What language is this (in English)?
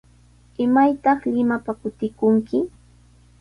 Sihuas Ancash Quechua